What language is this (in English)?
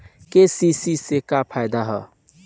Bhojpuri